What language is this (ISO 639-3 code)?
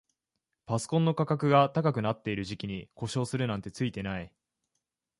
jpn